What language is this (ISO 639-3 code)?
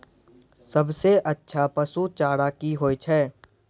mai